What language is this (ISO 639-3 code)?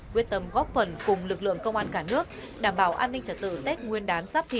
vie